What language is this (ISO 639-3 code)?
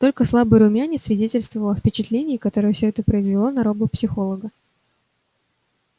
rus